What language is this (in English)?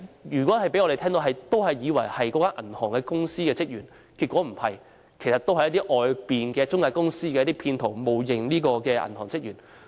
Cantonese